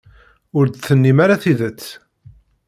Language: Kabyle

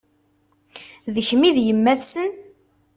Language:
Kabyle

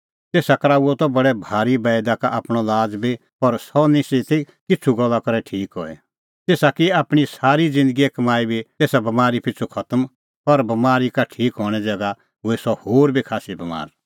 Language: Kullu Pahari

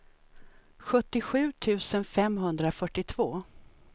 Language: Swedish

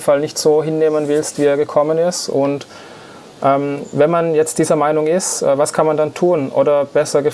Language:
German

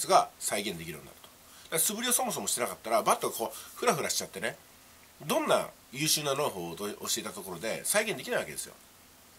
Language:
Japanese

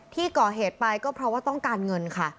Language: Thai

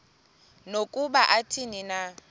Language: Xhosa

